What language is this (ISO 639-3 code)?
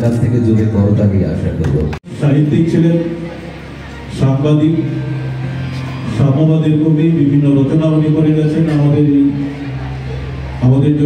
ben